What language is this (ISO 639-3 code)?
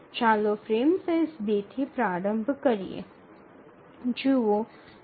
guj